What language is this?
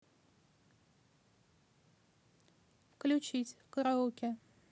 Russian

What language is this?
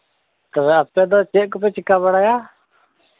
Santali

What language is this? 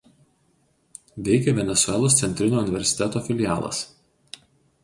Lithuanian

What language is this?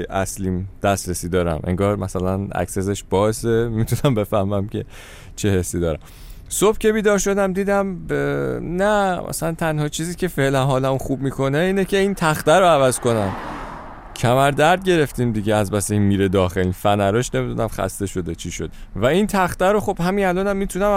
Persian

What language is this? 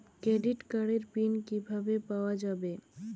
Bangla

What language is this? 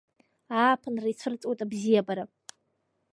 Abkhazian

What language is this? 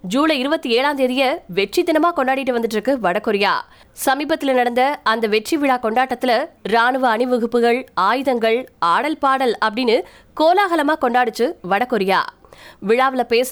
Tamil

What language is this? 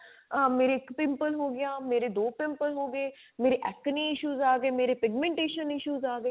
Punjabi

